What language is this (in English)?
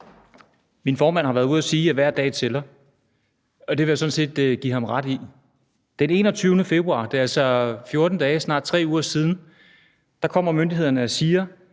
Danish